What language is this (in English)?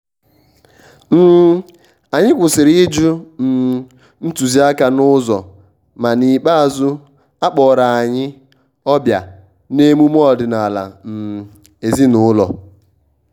Igbo